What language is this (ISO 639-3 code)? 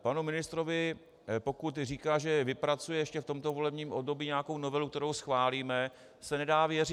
ces